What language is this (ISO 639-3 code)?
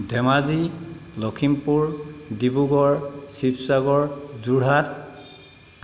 asm